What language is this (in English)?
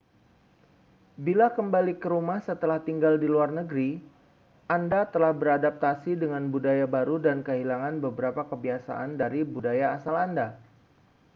Indonesian